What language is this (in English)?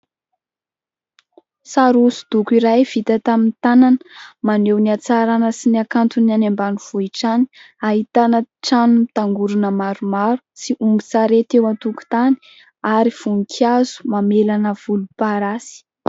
Malagasy